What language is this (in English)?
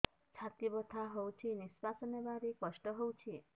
Odia